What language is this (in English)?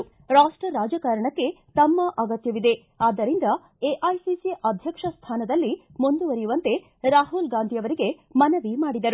Kannada